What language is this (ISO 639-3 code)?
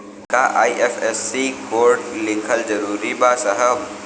bho